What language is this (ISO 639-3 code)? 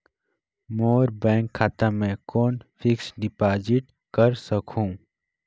hne